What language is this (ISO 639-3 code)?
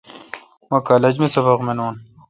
xka